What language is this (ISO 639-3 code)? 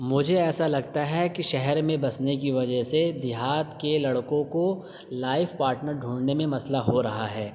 urd